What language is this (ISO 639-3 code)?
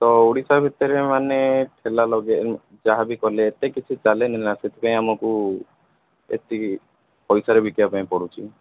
ori